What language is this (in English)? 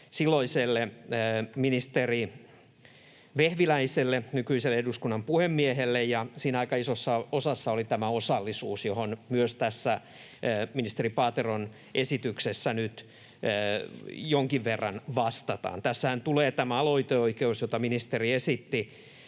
Finnish